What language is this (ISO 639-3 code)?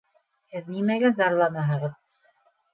bak